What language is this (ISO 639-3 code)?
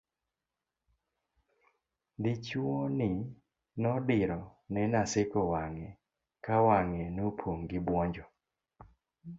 luo